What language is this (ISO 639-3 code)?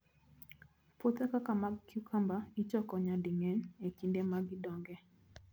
luo